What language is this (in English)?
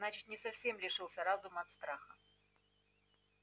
Russian